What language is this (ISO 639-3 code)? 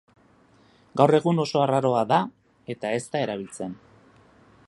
eus